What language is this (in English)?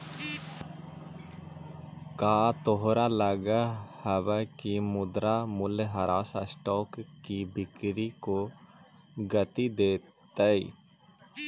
Magahi